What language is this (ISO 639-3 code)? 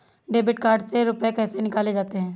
hin